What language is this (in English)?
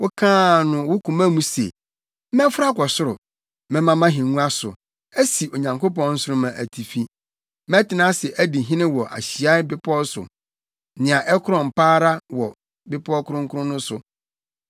Akan